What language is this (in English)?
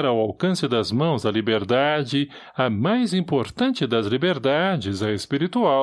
Portuguese